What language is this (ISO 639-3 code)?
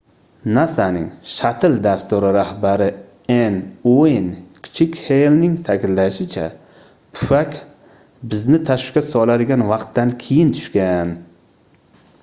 uzb